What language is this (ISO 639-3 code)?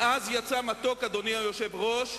heb